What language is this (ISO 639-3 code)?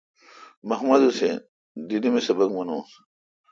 xka